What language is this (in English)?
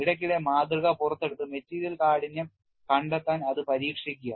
Malayalam